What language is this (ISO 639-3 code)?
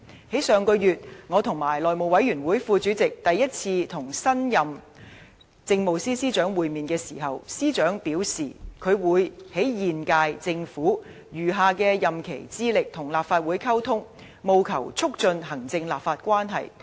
yue